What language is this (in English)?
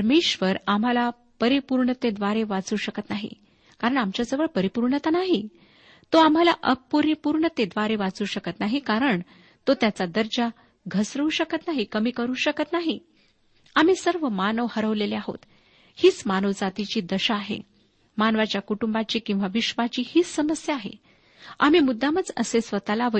Marathi